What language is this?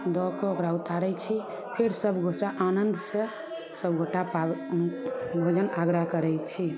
Maithili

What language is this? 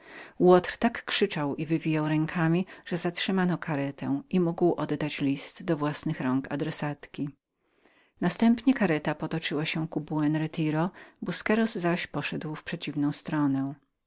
Polish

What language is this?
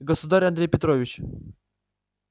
Russian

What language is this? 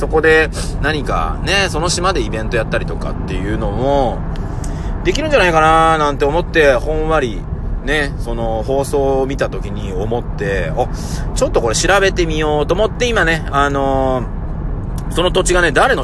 Japanese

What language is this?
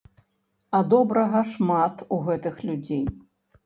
Belarusian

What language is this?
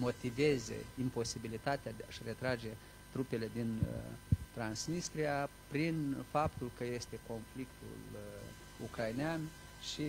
Romanian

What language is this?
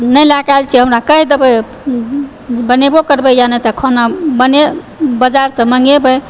Maithili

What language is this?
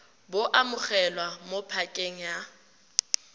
Tswana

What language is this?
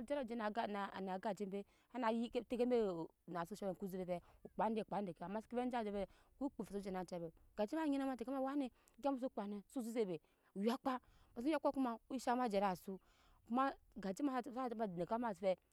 Nyankpa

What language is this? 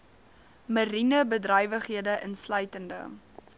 Afrikaans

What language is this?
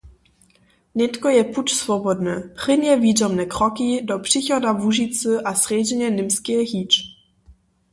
Upper Sorbian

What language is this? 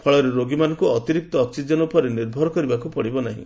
Odia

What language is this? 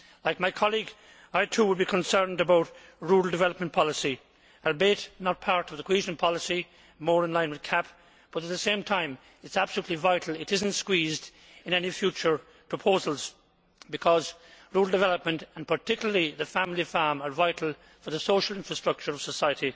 English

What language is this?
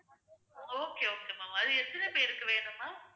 Tamil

